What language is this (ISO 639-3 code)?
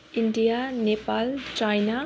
nep